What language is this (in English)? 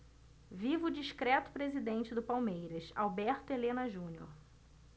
Portuguese